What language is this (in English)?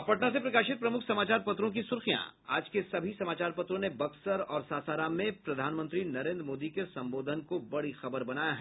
Hindi